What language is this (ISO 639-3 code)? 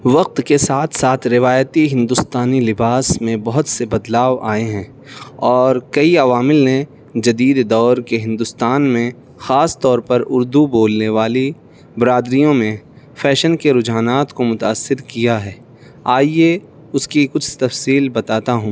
urd